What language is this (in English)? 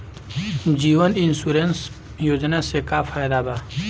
Bhojpuri